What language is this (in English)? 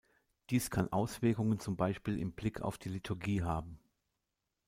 German